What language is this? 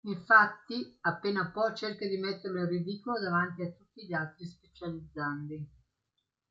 Italian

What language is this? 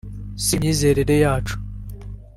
Kinyarwanda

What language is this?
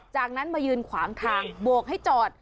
Thai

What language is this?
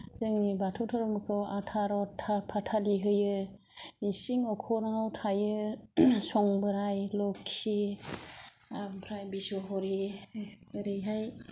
Bodo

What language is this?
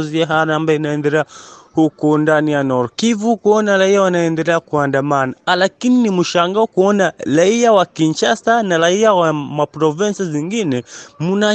Swahili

